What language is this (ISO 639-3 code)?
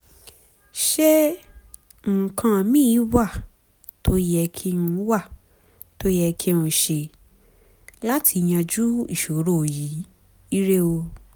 yor